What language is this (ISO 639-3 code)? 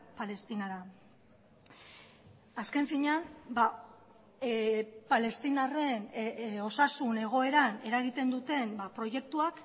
eus